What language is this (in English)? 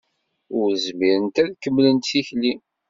Kabyle